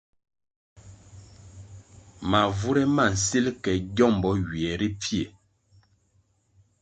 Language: Kwasio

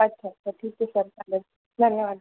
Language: Marathi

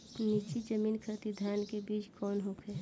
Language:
Bhojpuri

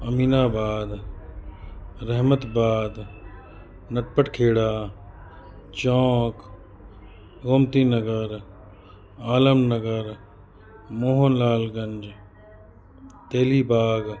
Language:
Sindhi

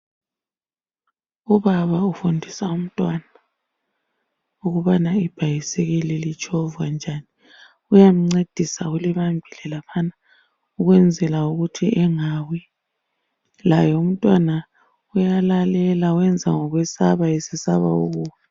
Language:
North Ndebele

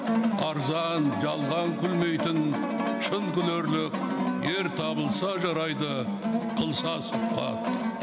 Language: Kazakh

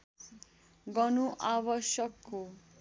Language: Nepali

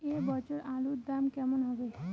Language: Bangla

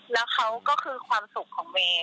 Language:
Thai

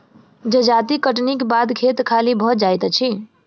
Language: Maithili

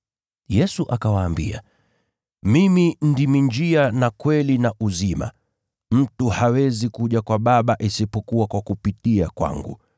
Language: Swahili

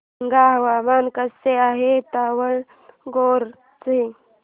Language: Marathi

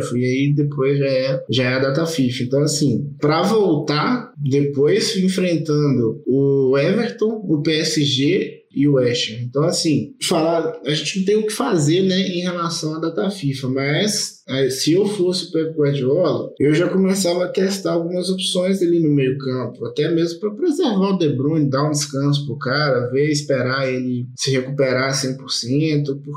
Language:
Portuguese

